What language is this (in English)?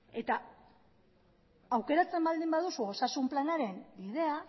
Basque